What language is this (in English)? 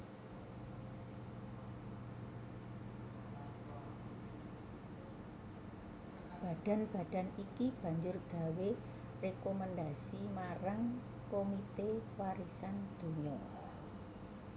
Javanese